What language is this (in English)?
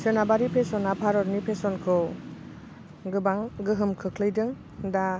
Bodo